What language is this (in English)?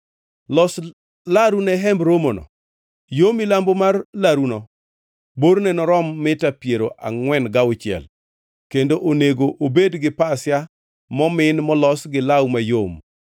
Luo (Kenya and Tanzania)